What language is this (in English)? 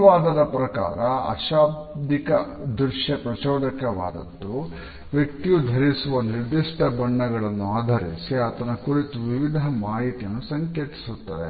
Kannada